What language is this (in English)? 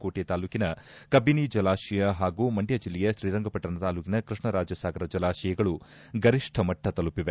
Kannada